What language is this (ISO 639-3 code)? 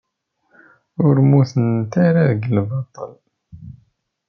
kab